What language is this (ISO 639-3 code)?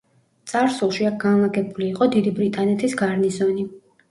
kat